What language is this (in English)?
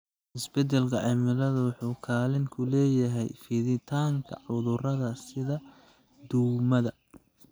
Somali